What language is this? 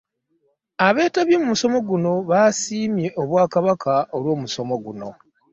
Ganda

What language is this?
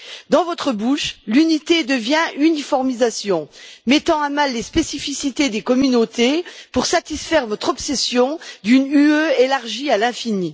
French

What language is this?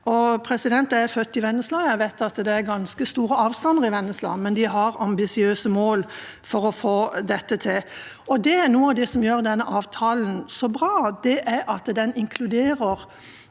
Norwegian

